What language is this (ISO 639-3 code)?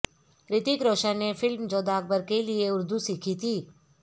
urd